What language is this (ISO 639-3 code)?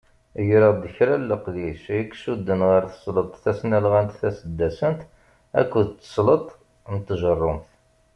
kab